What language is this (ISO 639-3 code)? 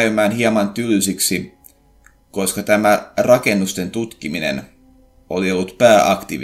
fin